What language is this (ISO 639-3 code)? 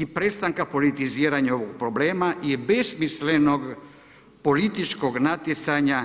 hrv